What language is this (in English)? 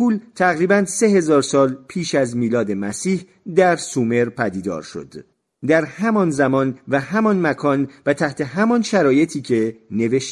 Persian